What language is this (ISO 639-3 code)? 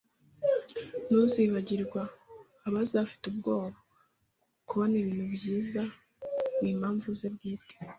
kin